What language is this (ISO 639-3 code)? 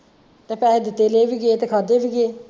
pan